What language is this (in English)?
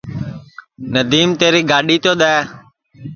Sansi